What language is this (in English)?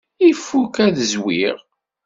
Kabyle